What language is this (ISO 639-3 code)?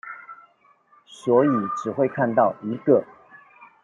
zho